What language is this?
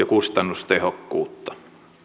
Finnish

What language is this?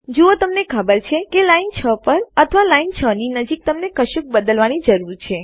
Gujarati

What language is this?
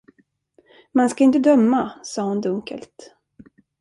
Swedish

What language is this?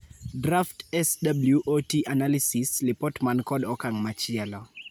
Luo (Kenya and Tanzania)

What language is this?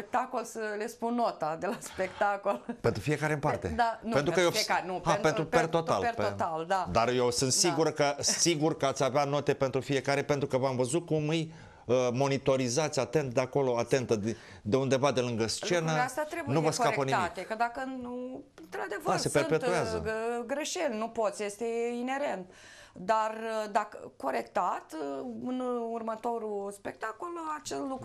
Romanian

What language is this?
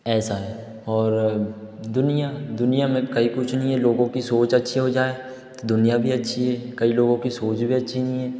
Hindi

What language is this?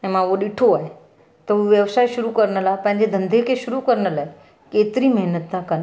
Sindhi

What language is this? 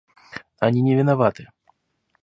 Russian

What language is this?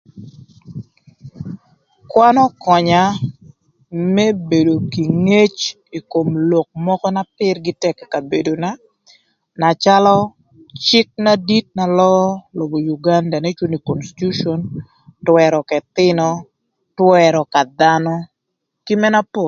Thur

